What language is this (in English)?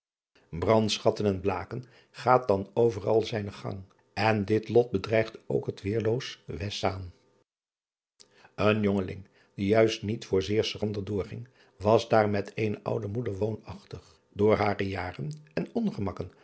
Dutch